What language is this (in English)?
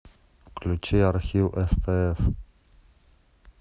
Russian